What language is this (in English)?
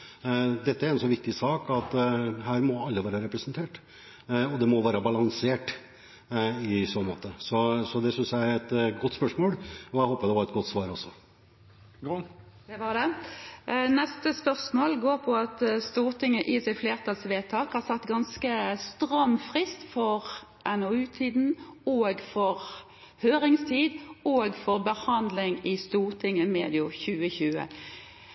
Norwegian